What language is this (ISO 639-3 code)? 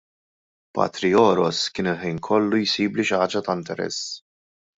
mlt